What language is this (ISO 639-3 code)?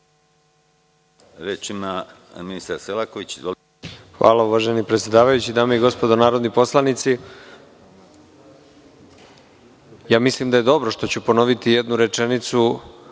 srp